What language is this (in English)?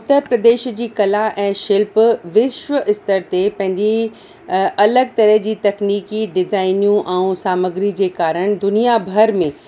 Sindhi